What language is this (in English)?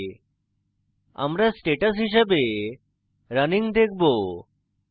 Bangla